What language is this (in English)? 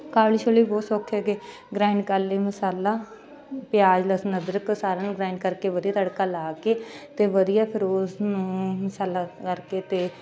Punjabi